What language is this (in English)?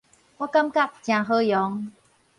Min Nan Chinese